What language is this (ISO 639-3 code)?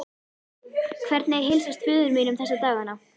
isl